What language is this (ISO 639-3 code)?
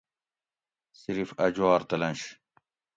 gwc